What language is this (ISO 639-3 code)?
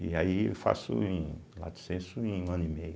por